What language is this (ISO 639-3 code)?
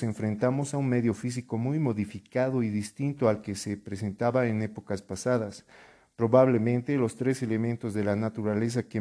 spa